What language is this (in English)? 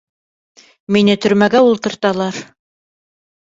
Bashkir